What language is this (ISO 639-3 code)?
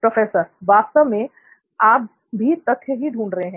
hin